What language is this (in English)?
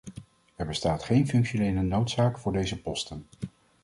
Dutch